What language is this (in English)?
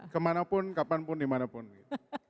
Indonesian